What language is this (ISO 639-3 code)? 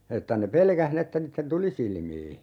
fin